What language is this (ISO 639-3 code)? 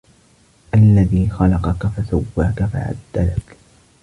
ara